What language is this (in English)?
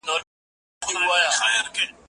Pashto